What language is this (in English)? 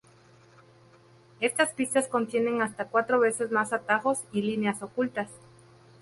Spanish